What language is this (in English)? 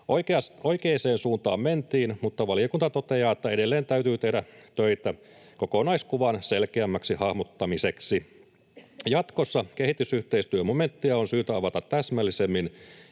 Finnish